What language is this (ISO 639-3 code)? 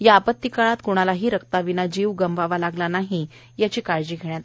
mar